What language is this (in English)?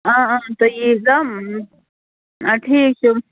Kashmiri